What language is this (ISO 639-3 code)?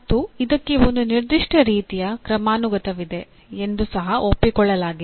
kan